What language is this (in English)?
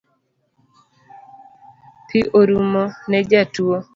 Luo (Kenya and Tanzania)